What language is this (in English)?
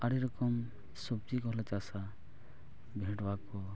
Santali